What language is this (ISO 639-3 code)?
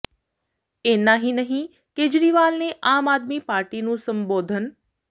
pan